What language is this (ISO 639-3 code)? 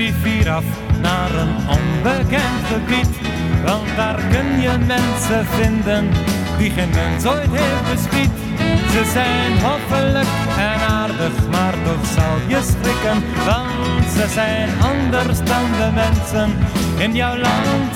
nld